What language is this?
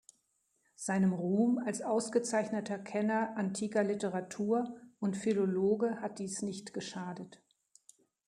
German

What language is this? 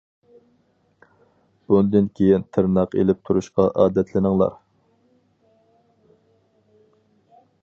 Uyghur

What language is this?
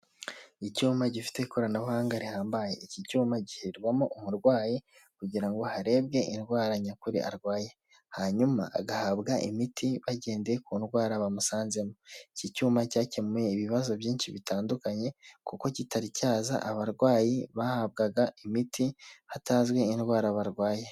Kinyarwanda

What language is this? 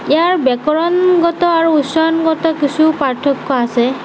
Assamese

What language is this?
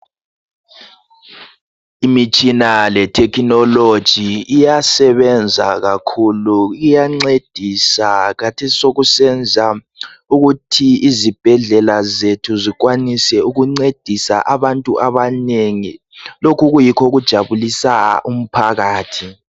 North Ndebele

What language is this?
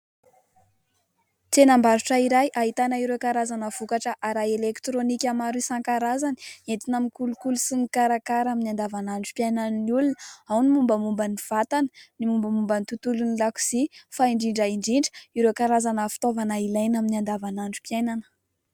Malagasy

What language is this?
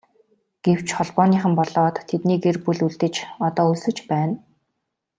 Mongolian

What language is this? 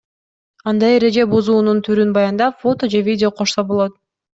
Kyrgyz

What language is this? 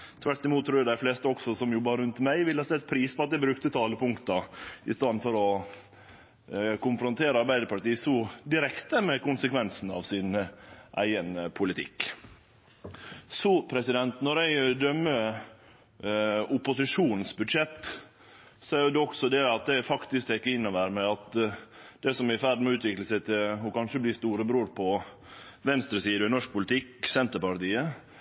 Norwegian Nynorsk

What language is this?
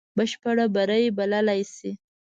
Pashto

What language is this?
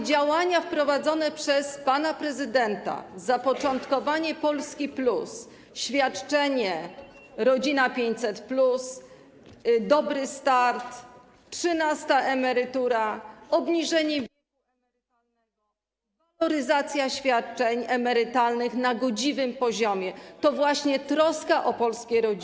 Polish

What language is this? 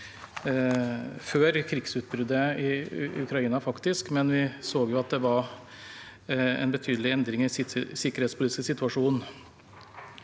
Norwegian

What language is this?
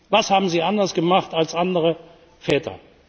German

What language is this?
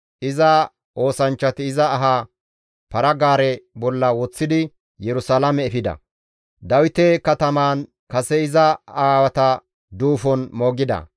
Gamo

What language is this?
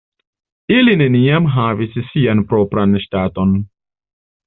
Esperanto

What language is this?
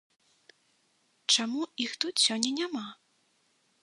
Belarusian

